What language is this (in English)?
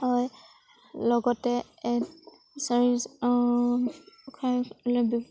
Assamese